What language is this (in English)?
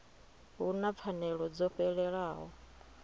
Venda